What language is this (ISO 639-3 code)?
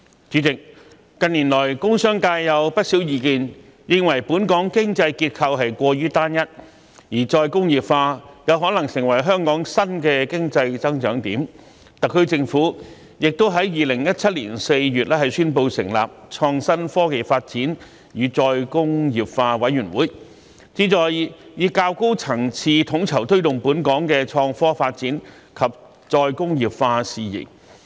yue